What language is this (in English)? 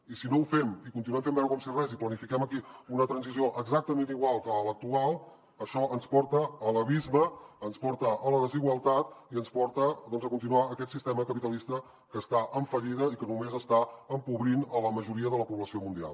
Catalan